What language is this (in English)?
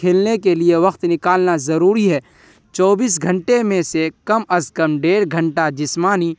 Urdu